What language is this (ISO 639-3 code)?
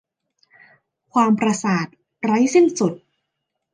tha